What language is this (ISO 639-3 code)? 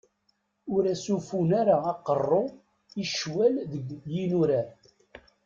kab